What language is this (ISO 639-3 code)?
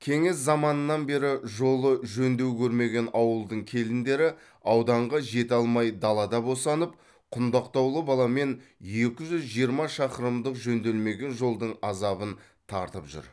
kaz